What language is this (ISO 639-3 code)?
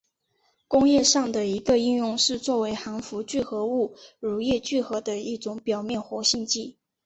zho